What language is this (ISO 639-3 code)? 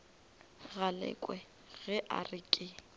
nso